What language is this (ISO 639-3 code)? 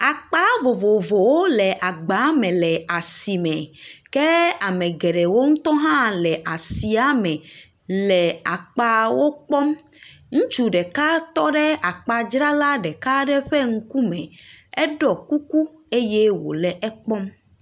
ewe